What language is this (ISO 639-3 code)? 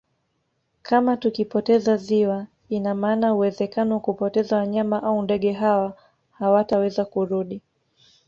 swa